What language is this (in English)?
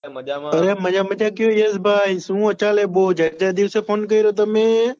Gujarati